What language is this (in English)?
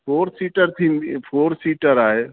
Sindhi